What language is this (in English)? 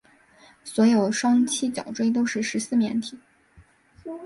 Chinese